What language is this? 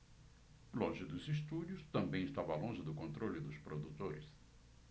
Portuguese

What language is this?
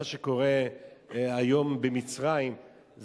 Hebrew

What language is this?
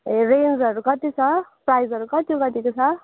Nepali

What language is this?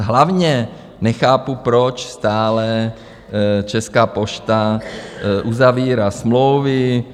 Czech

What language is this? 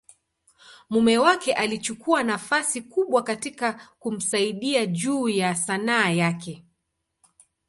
Swahili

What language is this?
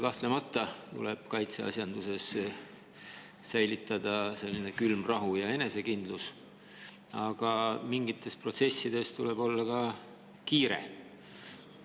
Estonian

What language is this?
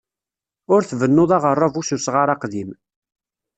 Kabyle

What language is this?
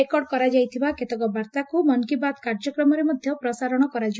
Odia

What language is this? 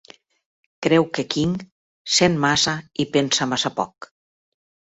Catalan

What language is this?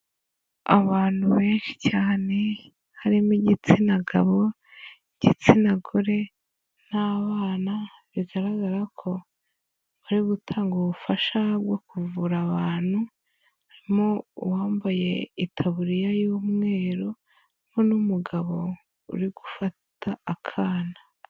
Kinyarwanda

